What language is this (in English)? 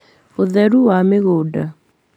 Kikuyu